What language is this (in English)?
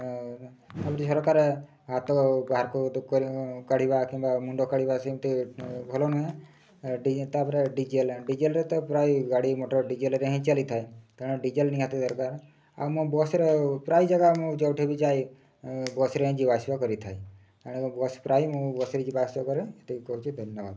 Odia